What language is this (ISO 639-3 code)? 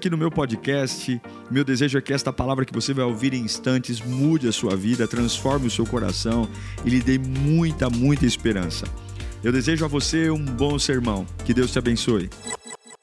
por